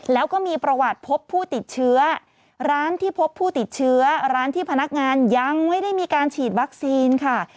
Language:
Thai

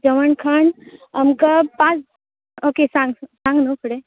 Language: Konkani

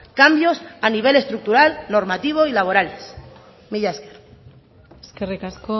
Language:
Spanish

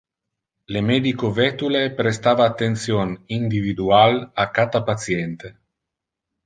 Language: Interlingua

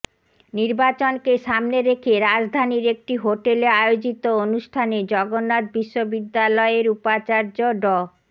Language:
Bangla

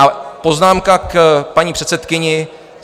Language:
Czech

